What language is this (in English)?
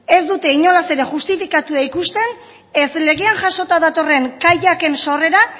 Basque